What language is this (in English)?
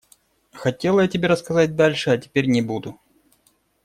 Russian